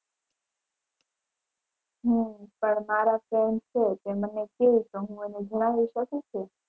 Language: Gujarati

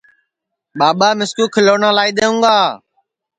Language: Sansi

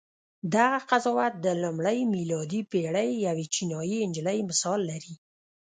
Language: Pashto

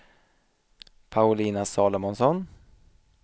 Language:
Swedish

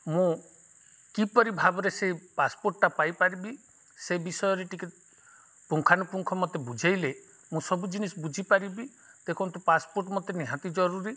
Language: Odia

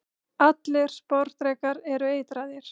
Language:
Icelandic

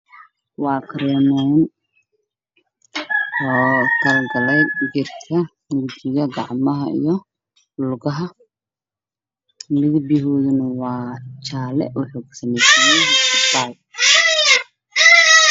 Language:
Somali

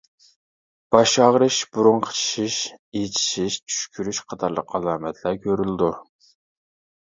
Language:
Uyghur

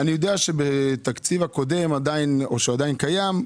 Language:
Hebrew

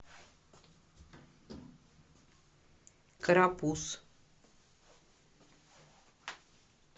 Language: Russian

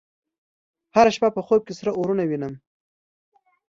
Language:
Pashto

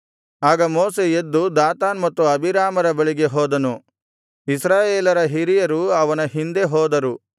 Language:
Kannada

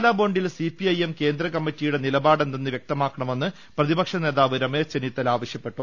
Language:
Malayalam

